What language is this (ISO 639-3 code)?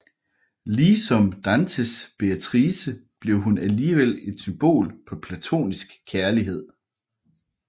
dan